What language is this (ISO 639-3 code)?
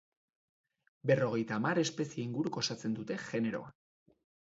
eus